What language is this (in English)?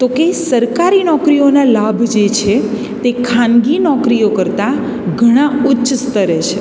Gujarati